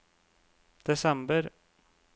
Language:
Norwegian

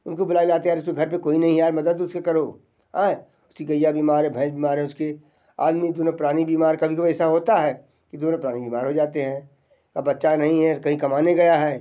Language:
Hindi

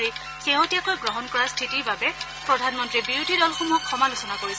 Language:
Assamese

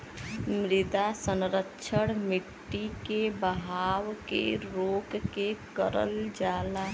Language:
Bhojpuri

